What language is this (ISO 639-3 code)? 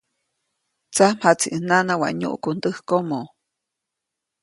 zoc